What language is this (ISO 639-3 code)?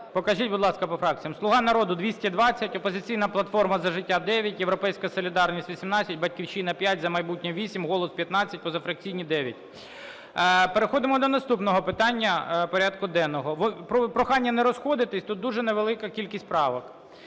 ukr